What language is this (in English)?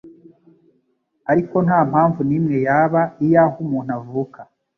Kinyarwanda